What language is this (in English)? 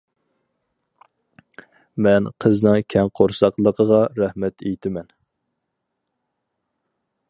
Uyghur